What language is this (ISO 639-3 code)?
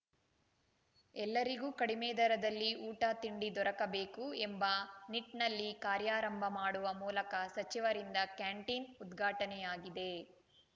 kan